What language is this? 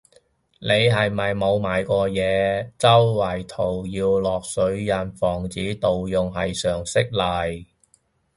Cantonese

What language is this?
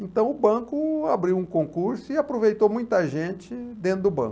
Portuguese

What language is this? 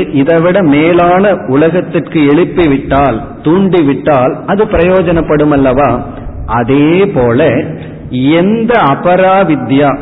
Tamil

